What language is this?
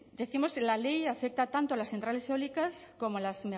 Spanish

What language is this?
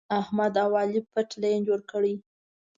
Pashto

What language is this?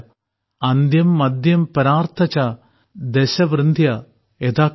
Malayalam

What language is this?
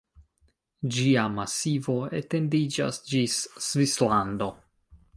Esperanto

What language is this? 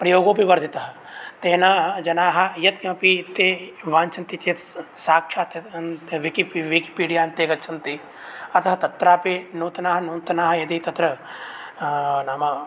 Sanskrit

